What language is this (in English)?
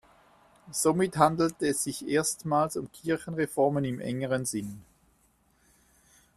German